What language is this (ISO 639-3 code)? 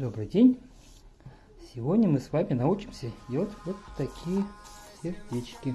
rus